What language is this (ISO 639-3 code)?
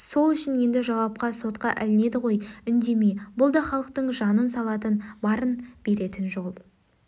kaz